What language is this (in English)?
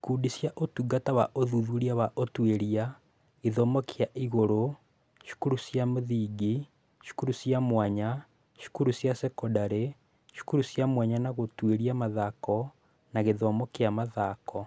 Kikuyu